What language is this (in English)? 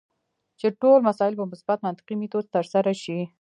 Pashto